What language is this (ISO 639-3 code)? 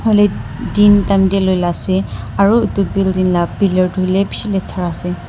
nag